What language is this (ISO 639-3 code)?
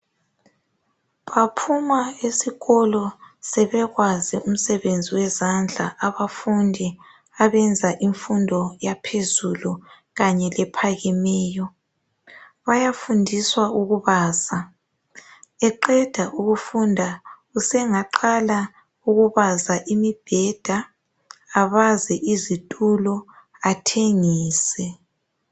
nde